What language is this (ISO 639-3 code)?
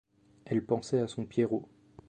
fra